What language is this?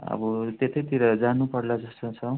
Nepali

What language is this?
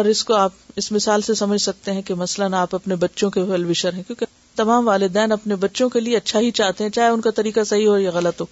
Urdu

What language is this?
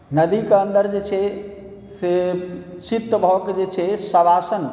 Maithili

